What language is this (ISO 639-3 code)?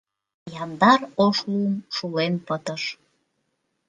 chm